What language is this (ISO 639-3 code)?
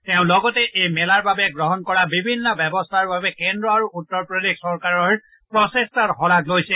asm